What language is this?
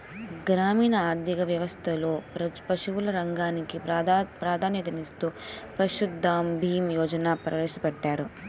Telugu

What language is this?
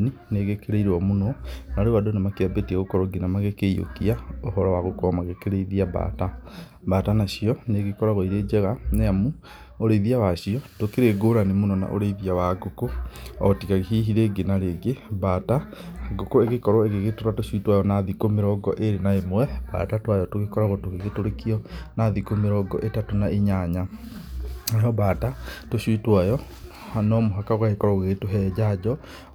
Kikuyu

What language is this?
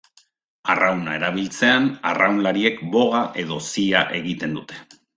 Basque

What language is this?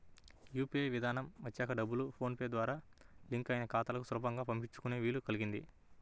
Telugu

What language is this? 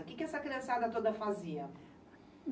Portuguese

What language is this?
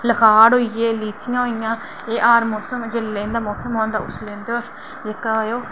Dogri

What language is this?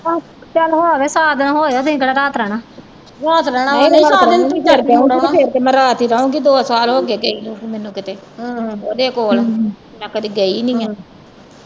Punjabi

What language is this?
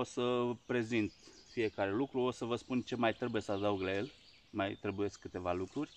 Romanian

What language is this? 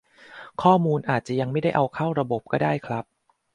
Thai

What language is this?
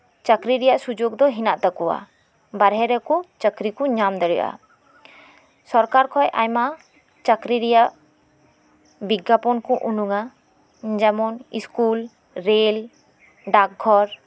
Santali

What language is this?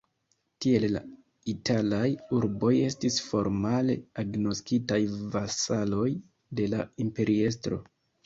Esperanto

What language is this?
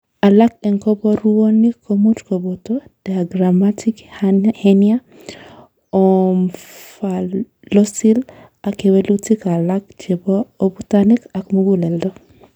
Kalenjin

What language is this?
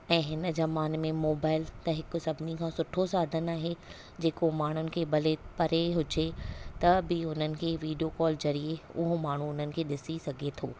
Sindhi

